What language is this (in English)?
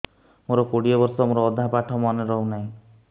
Odia